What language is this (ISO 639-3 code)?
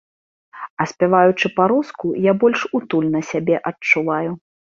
bel